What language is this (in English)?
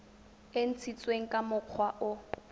Tswana